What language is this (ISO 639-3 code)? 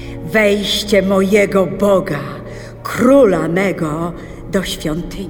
pol